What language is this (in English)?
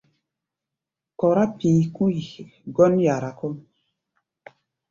Gbaya